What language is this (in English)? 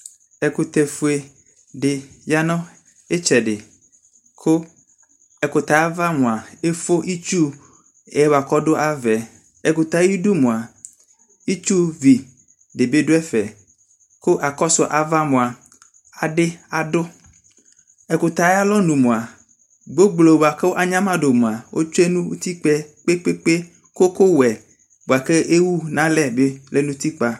Ikposo